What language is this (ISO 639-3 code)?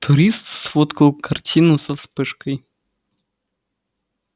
rus